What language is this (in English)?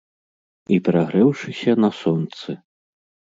Belarusian